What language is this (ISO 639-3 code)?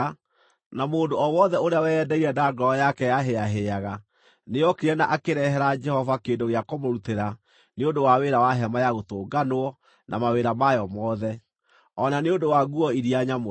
kik